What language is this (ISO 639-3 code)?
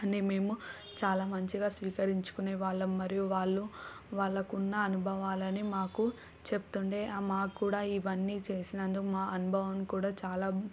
tel